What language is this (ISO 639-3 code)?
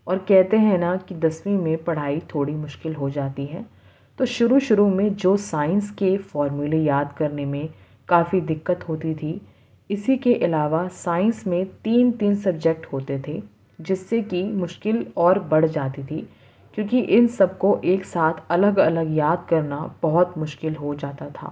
urd